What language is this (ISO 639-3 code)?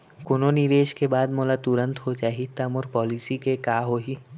hne